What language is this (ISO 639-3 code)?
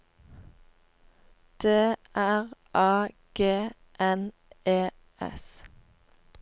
nor